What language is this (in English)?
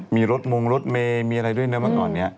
Thai